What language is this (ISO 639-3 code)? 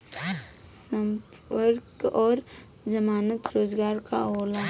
bho